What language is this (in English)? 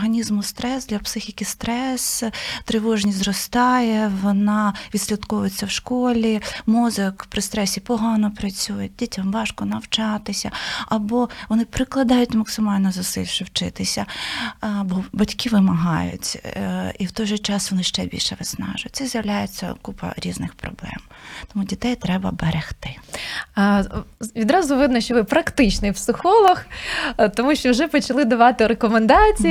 Ukrainian